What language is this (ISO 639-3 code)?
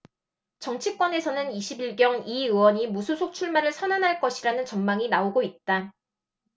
kor